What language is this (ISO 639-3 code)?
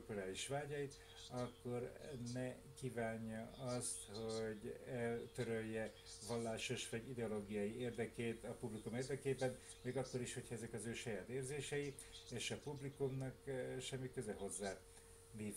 hun